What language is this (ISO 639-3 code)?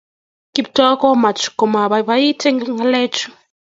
kln